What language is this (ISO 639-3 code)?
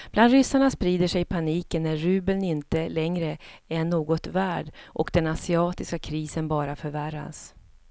swe